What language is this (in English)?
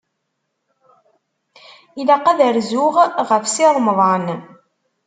Kabyle